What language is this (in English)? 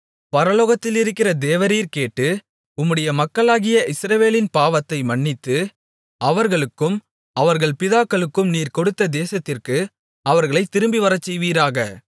Tamil